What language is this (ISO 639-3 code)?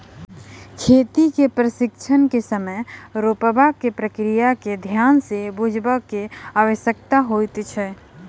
mai